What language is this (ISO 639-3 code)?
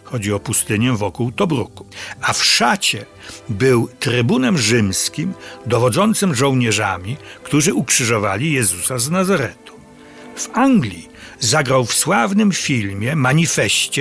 pol